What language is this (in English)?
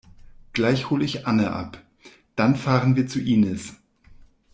German